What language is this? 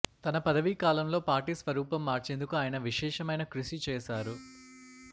Telugu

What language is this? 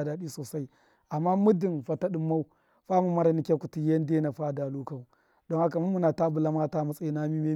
Miya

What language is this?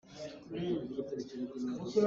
Hakha Chin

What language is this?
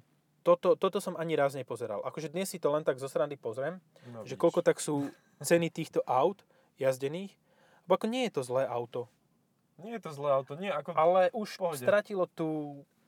Slovak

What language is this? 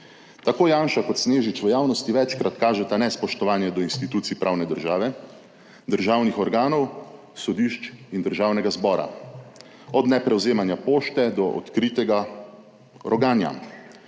Slovenian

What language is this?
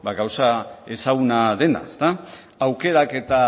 Basque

